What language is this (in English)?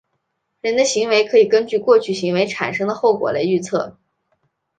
Chinese